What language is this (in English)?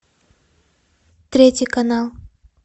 Russian